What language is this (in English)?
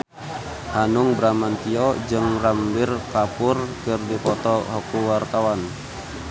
Sundanese